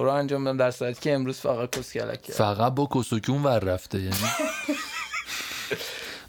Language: Persian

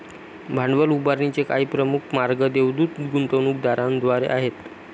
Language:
Marathi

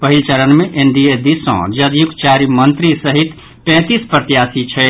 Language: Maithili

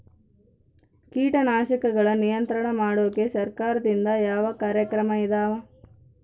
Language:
Kannada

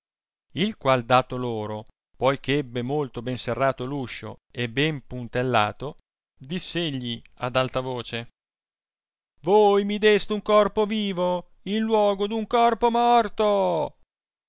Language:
Italian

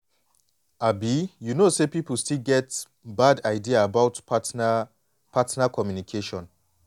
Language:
Nigerian Pidgin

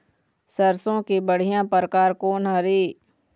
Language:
Chhattisgarhi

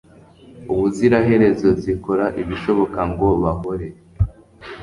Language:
Kinyarwanda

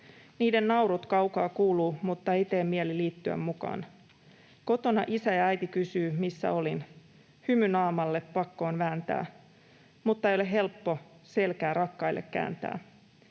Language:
Finnish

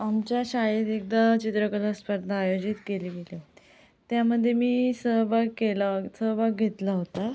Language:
Marathi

